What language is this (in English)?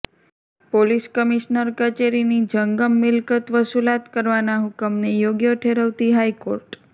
Gujarati